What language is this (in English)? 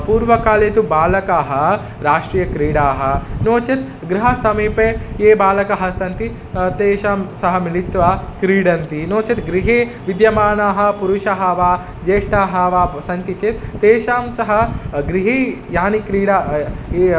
Sanskrit